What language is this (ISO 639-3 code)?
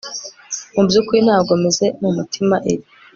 kin